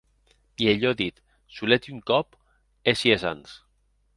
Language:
Occitan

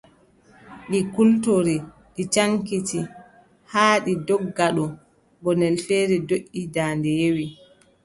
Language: Adamawa Fulfulde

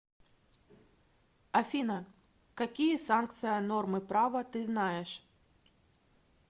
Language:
Russian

